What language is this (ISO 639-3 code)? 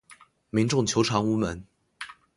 zho